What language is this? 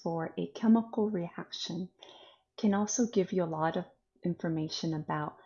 English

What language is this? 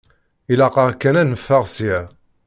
Kabyle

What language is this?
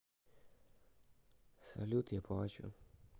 Russian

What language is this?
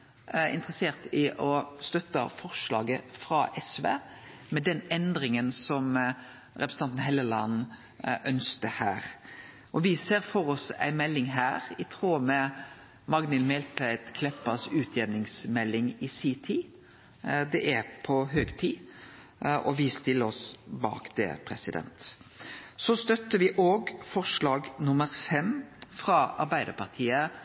Norwegian Nynorsk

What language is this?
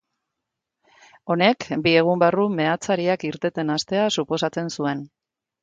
Basque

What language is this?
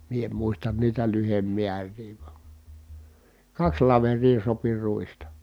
Finnish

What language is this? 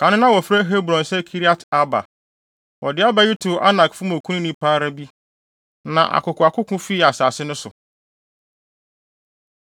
Akan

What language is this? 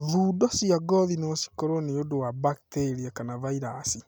Kikuyu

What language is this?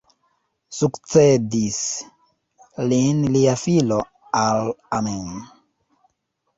Esperanto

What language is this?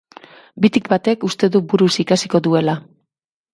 Basque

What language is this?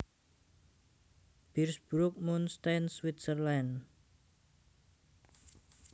Javanese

